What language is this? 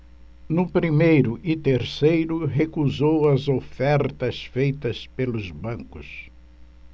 Portuguese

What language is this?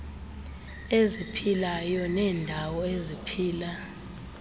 Xhosa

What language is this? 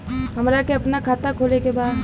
Bhojpuri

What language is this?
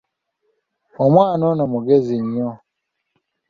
Ganda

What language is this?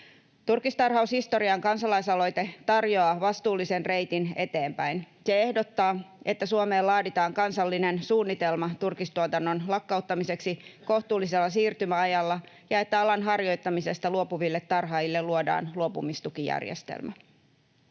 Finnish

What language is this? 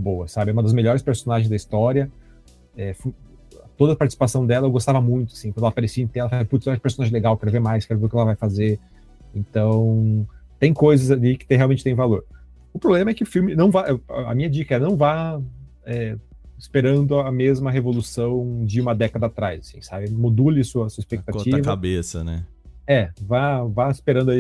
Portuguese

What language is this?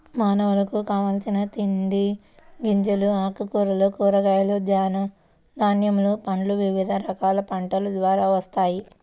Telugu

